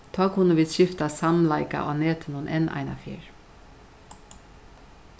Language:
Faroese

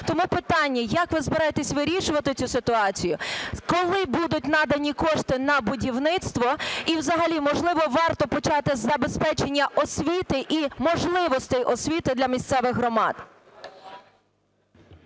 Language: Ukrainian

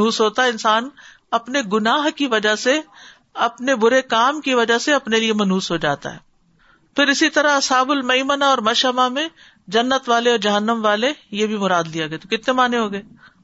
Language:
Urdu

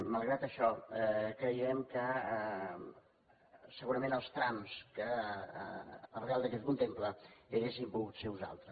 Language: Catalan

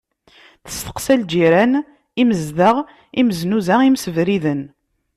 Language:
Kabyle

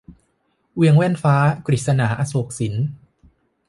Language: Thai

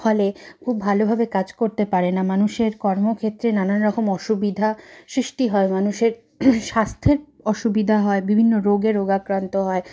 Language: Bangla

